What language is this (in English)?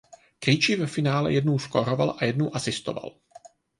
Czech